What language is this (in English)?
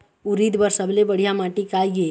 Chhattisgarhi